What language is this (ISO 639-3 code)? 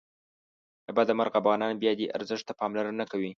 pus